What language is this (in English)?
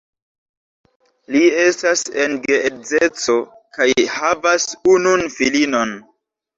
Esperanto